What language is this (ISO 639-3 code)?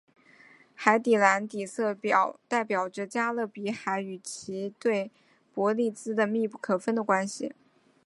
zho